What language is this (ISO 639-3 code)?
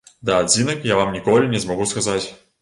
bel